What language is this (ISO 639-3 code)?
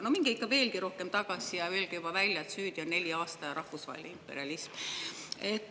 est